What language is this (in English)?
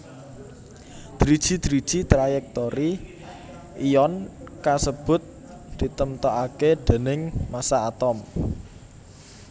Javanese